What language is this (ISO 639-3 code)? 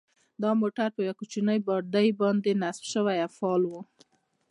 pus